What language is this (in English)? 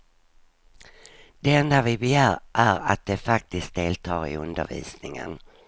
Swedish